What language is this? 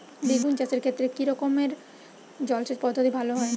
Bangla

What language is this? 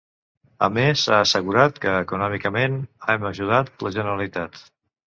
Catalan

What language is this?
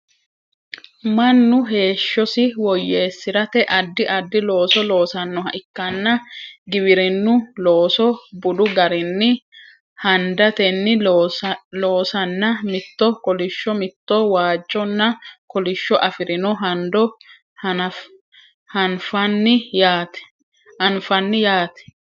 Sidamo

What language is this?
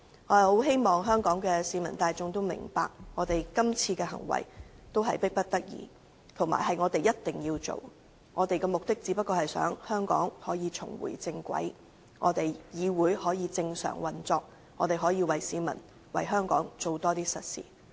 Cantonese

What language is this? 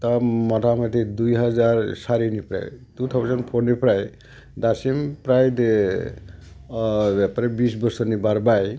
Bodo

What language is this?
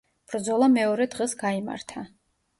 Georgian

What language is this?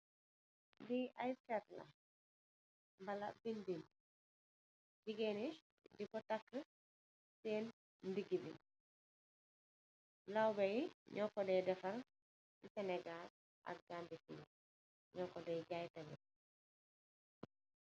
Wolof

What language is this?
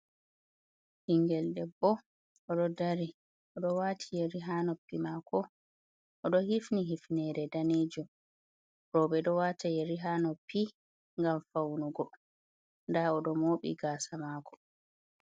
Fula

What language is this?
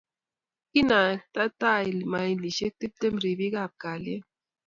Kalenjin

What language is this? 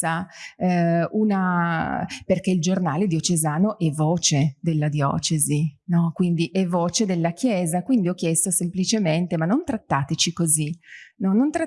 Italian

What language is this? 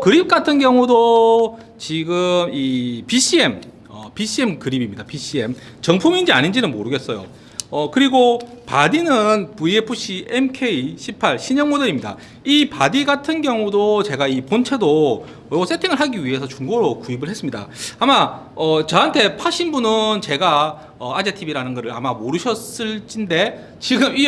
Korean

